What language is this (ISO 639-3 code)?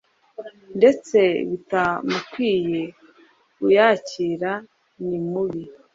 kin